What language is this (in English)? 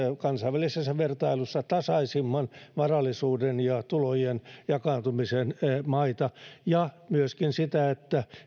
Finnish